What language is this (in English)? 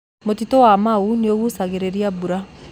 Kikuyu